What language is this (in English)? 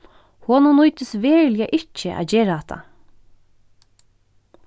Faroese